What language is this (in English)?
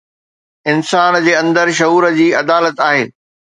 Sindhi